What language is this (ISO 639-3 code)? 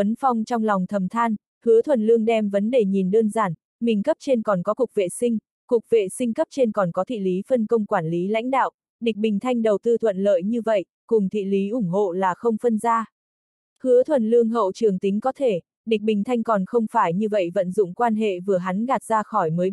vie